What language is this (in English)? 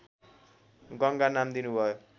Nepali